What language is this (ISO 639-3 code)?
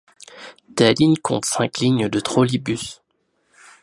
fra